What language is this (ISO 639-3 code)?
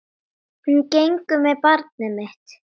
isl